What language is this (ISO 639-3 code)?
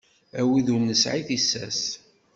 kab